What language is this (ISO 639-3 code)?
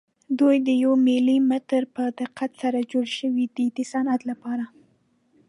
pus